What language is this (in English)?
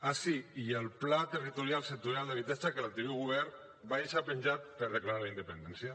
Catalan